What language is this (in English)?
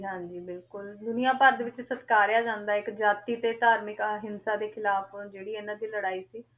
Punjabi